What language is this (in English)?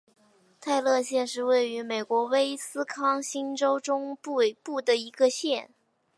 Chinese